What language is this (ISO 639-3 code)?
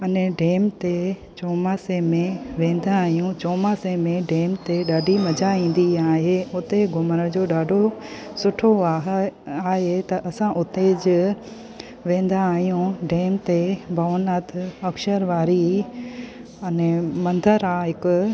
snd